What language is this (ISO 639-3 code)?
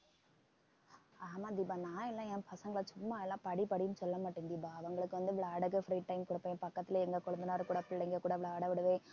tam